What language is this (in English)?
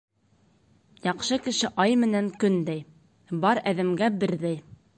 Bashkir